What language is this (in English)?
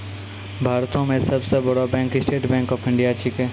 Maithili